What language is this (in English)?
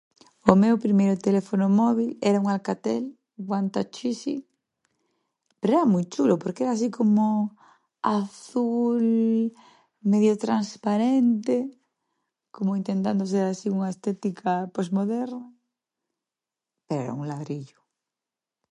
Galician